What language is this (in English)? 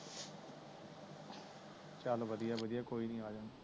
Punjabi